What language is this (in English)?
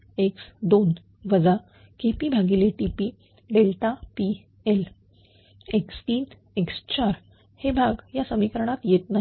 Marathi